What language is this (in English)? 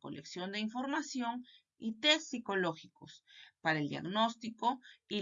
Spanish